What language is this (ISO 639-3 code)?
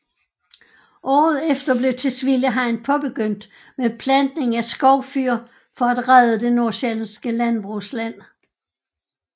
dan